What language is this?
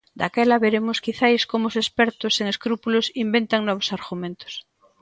Galician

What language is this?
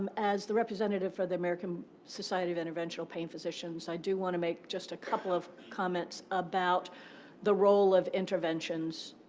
English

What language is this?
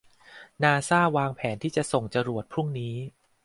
Thai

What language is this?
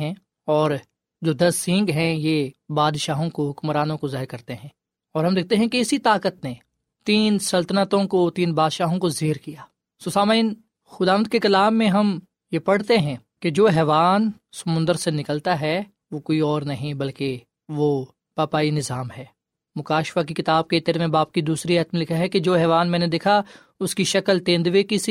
Urdu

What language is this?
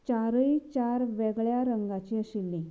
Konkani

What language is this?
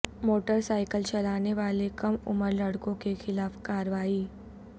Urdu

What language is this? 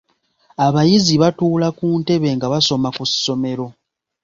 Ganda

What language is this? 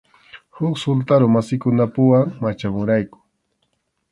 Arequipa-La Unión Quechua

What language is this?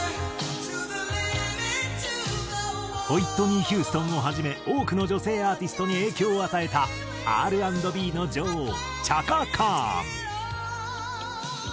Japanese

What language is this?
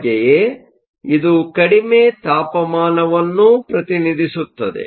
Kannada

